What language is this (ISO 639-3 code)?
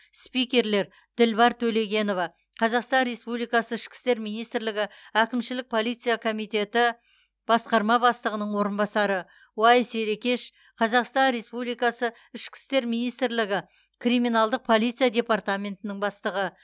kaz